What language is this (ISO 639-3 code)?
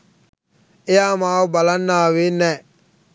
sin